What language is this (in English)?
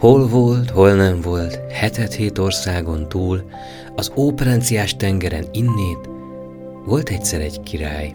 Hungarian